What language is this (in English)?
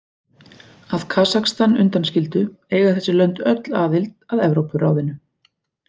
Icelandic